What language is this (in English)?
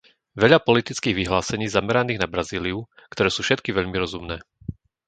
Slovak